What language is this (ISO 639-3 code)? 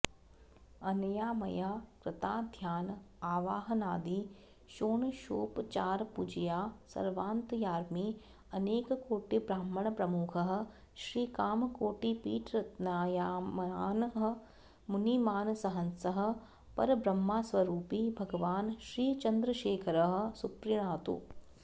san